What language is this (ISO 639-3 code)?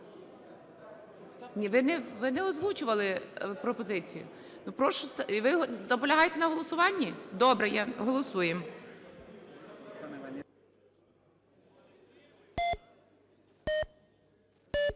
ukr